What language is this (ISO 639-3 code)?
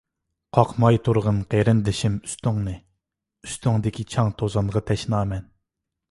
uig